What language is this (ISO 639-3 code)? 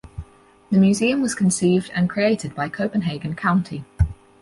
eng